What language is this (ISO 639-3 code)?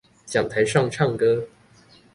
zho